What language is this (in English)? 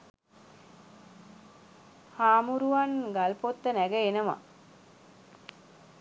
Sinhala